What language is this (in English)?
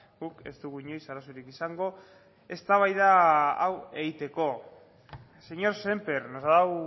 Basque